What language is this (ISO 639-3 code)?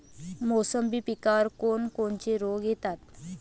mar